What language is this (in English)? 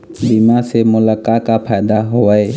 Chhattisgarhi